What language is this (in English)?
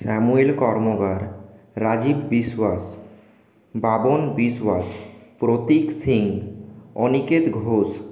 Bangla